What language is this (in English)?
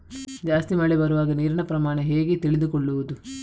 Kannada